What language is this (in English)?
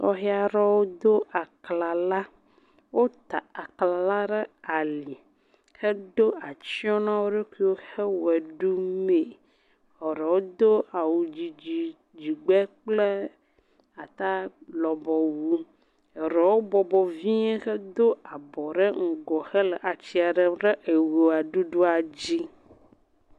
Ewe